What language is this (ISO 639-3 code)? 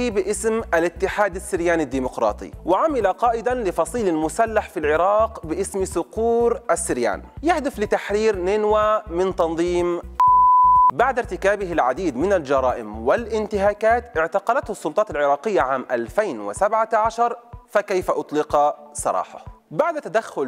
ara